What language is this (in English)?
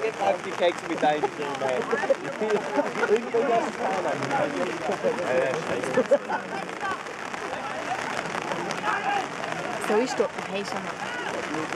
Dutch